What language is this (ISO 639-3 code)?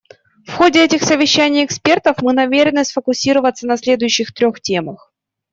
rus